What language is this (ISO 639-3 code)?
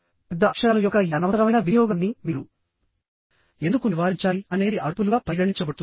tel